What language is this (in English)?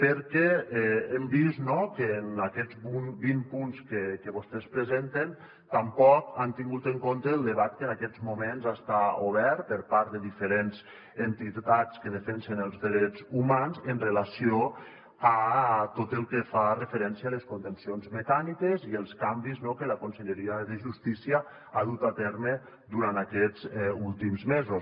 Catalan